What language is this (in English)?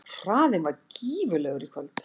Icelandic